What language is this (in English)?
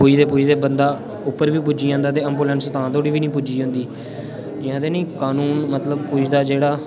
Dogri